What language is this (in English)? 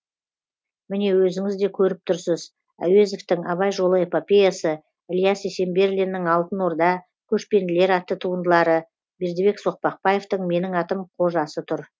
Kazakh